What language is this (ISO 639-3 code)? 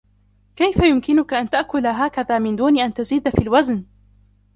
ara